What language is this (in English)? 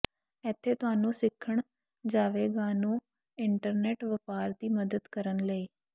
Punjabi